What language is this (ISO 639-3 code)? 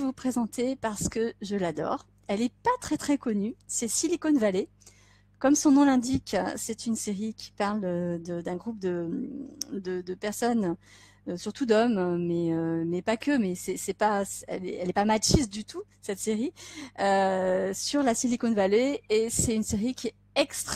fra